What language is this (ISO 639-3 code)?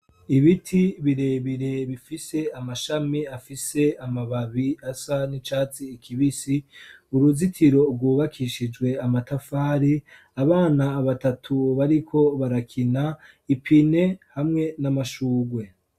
run